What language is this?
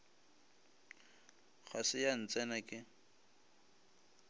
Northern Sotho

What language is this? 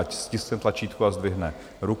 Czech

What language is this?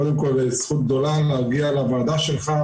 Hebrew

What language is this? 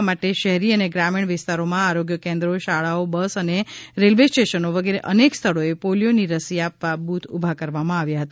Gujarati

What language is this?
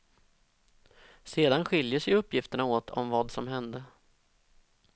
Swedish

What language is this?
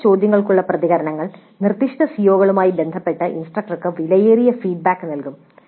Malayalam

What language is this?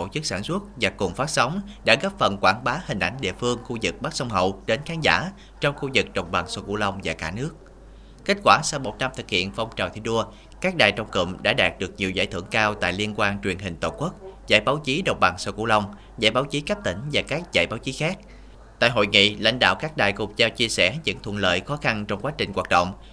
Vietnamese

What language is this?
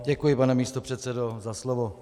Czech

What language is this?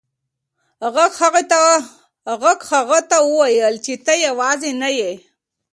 Pashto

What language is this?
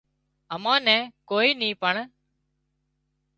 Wadiyara Koli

